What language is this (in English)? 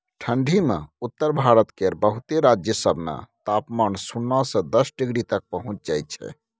Maithili